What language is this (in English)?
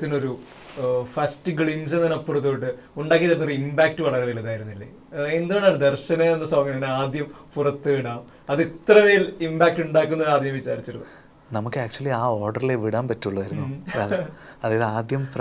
Malayalam